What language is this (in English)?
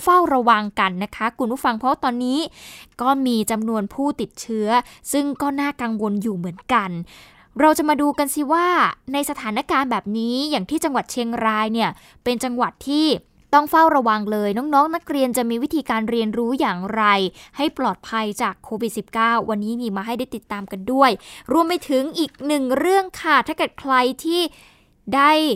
Thai